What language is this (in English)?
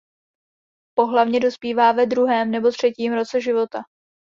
Czech